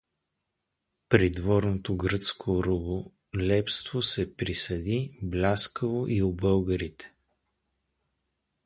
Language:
Bulgarian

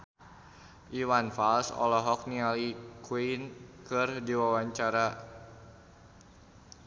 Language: Sundanese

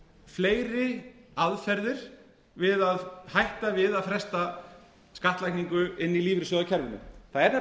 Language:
Icelandic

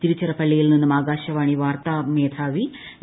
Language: Malayalam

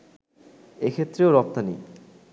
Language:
Bangla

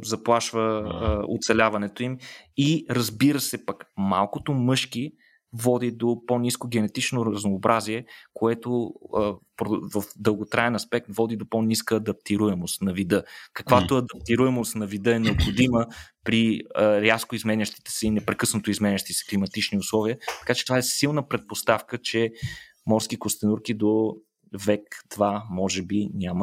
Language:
Bulgarian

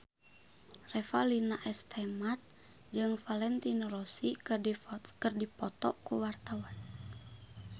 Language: Sundanese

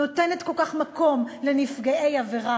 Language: Hebrew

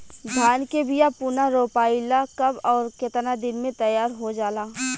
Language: Bhojpuri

